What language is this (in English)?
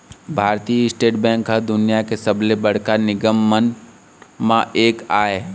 Chhattisgarhi